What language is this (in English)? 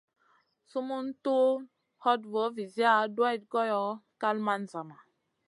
Masana